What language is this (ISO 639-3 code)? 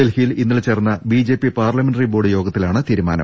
mal